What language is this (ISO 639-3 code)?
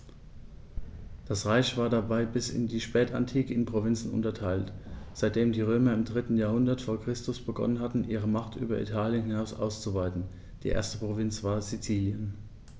deu